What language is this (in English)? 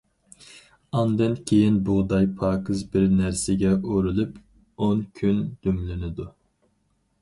Uyghur